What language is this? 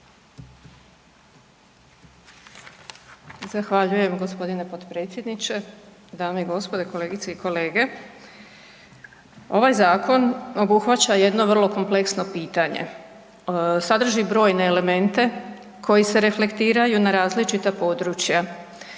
Croatian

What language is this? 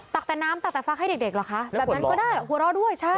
Thai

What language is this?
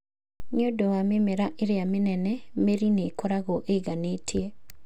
Kikuyu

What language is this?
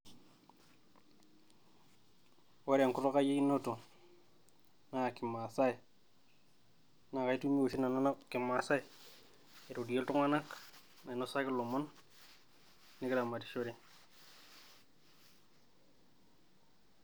Masai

